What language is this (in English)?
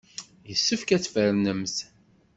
Kabyle